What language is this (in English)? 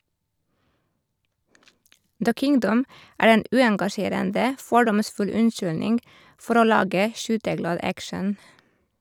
Norwegian